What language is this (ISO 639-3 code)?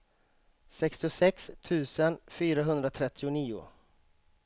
swe